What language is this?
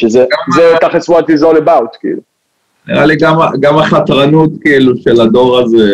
Hebrew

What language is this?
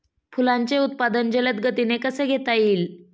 Marathi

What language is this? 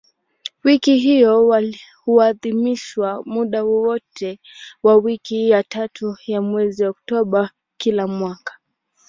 Swahili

